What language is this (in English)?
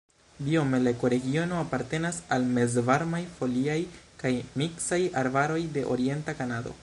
Esperanto